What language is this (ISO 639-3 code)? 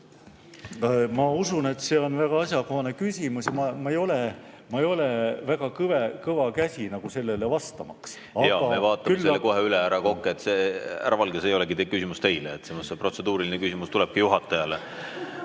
est